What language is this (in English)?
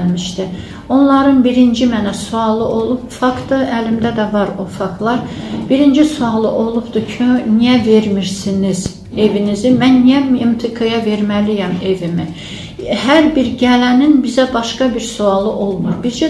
Turkish